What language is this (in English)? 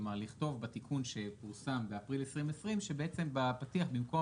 Hebrew